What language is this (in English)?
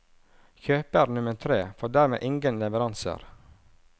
Norwegian